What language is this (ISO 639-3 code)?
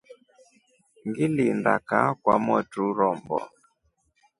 rof